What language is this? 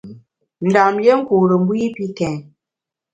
Bamun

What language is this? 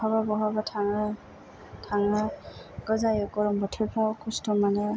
Bodo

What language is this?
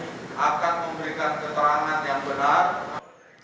Indonesian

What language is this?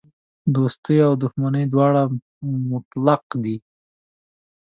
Pashto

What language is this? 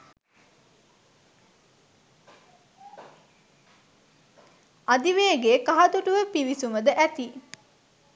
Sinhala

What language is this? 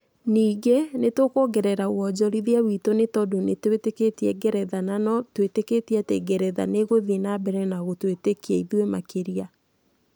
Kikuyu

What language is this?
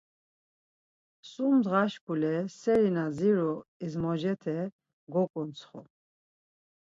Laz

